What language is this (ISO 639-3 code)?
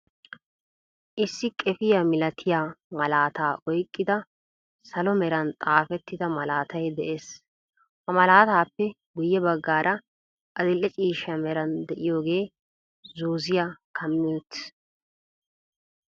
wal